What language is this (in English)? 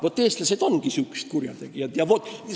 Estonian